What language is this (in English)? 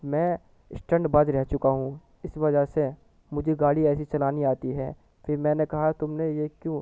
Urdu